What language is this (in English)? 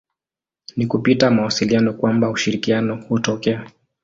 Swahili